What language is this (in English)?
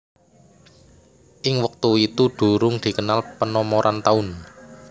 Javanese